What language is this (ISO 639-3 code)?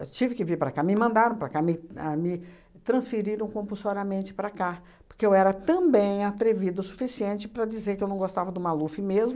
por